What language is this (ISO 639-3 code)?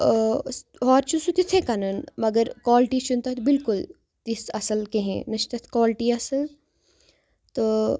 kas